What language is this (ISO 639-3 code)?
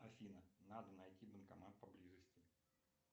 rus